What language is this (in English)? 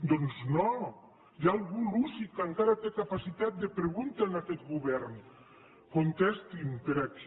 Catalan